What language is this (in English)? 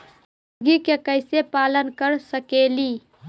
Magahi